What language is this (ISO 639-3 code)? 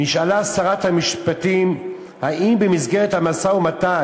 heb